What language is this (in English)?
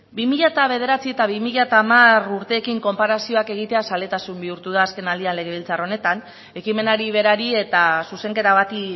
Basque